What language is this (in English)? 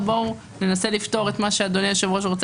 Hebrew